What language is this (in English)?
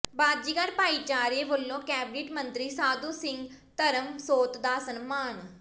Punjabi